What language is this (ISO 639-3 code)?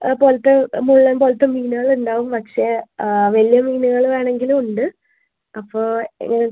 mal